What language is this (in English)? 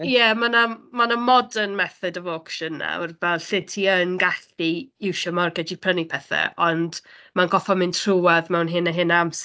Welsh